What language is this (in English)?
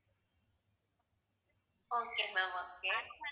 Tamil